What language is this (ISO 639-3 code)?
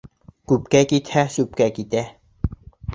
bak